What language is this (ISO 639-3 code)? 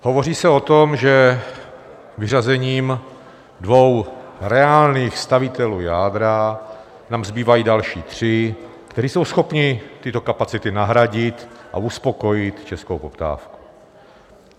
ces